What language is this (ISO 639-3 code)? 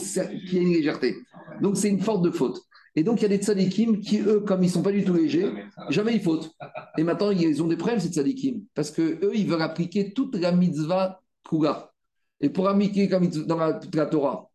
fra